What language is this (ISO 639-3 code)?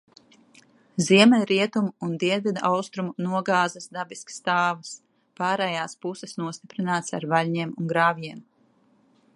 lav